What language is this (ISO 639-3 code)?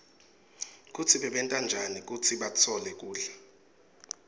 ssw